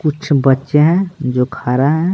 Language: Hindi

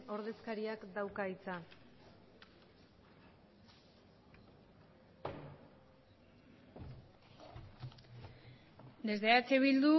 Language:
Basque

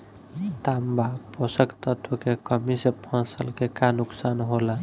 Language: Bhojpuri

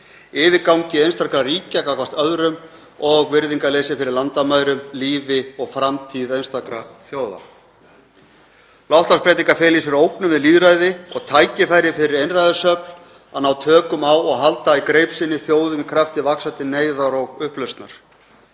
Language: Icelandic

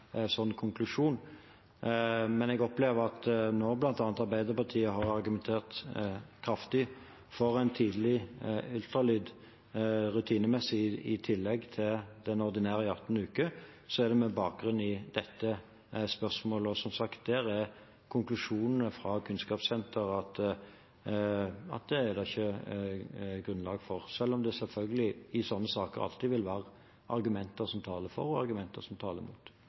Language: Norwegian Bokmål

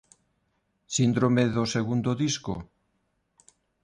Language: Galician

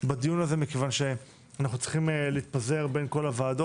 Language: Hebrew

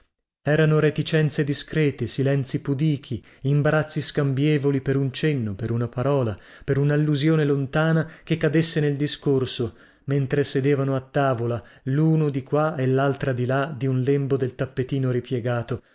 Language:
Italian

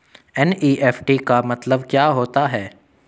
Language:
Hindi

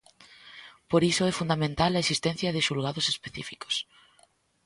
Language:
Galician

